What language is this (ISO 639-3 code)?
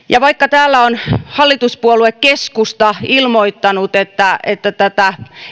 fin